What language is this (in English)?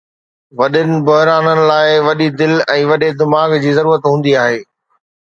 Sindhi